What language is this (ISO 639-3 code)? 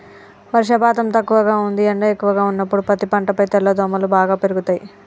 tel